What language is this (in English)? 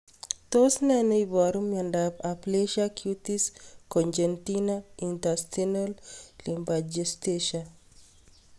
Kalenjin